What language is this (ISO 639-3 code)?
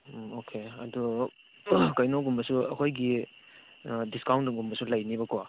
mni